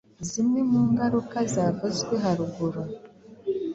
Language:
Kinyarwanda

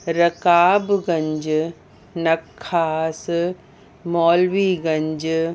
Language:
Sindhi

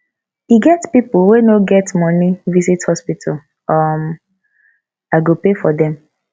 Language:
Nigerian Pidgin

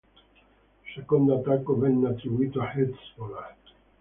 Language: Italian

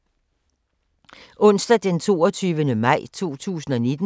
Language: Danish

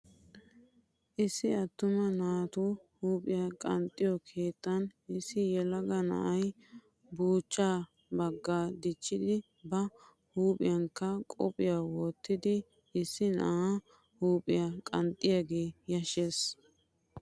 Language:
Wolaytta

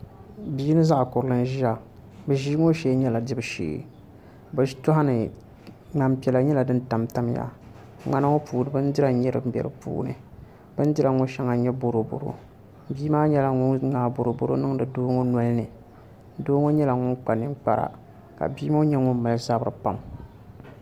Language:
Dagbani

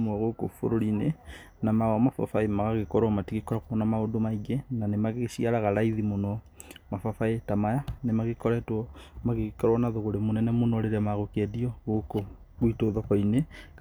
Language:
Kikuyu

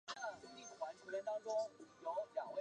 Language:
Chinese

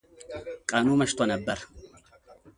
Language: Amharic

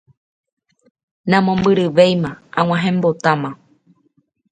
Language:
Guarani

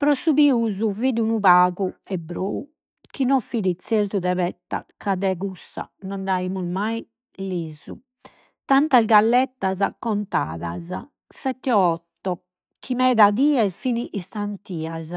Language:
Sardinian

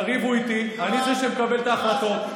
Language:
Hebrew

